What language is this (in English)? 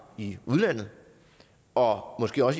Danish